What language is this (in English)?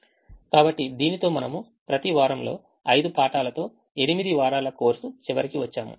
Telugu